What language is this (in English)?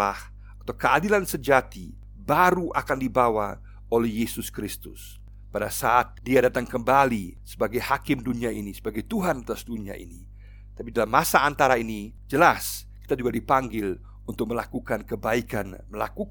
Indonesian